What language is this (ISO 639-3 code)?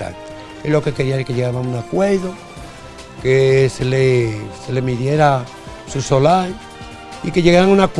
spa